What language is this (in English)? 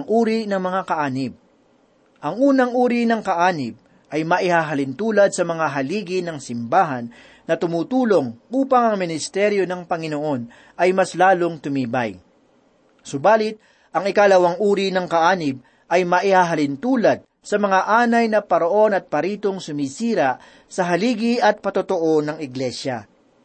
Filipino